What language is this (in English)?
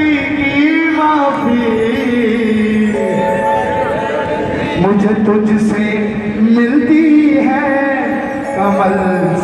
Arabic